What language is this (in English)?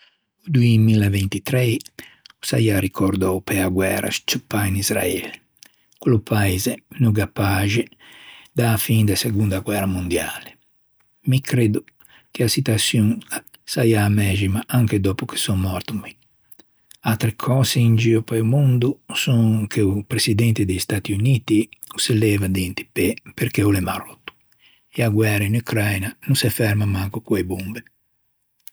Ligurian